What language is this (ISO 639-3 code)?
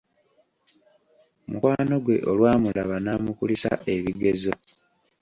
lug